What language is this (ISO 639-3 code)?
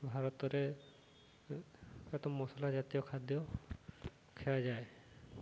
ori